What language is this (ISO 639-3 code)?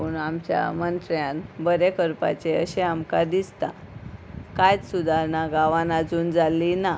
kok